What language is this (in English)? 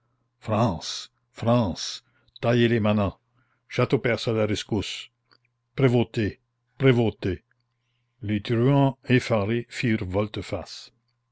French